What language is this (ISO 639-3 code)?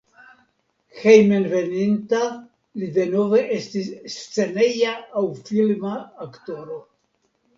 epo